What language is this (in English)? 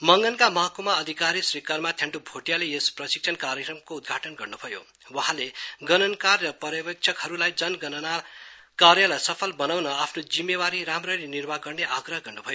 Nepali